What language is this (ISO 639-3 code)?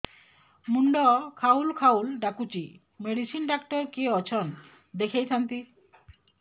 ori